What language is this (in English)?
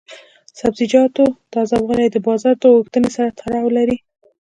Pashto